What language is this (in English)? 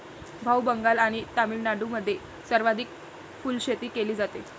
Marathi